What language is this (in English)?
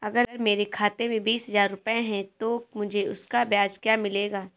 Hindi